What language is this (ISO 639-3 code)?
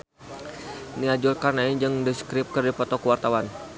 sun